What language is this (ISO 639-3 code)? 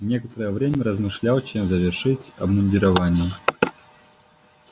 rus